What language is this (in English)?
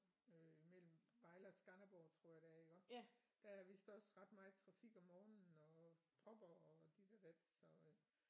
Danish